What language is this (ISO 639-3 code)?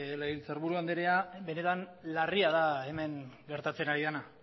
eus